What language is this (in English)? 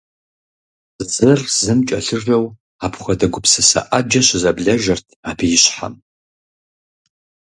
Kabardian